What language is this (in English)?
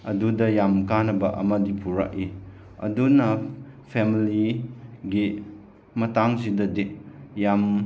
Manipuri